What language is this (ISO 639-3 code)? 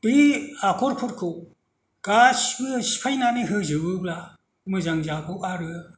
brx